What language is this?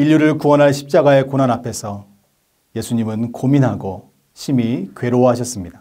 Korean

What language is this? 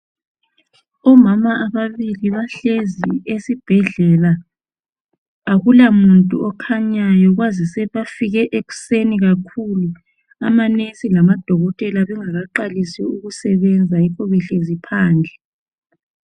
North Ndebele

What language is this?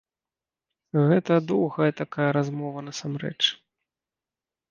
Belarusian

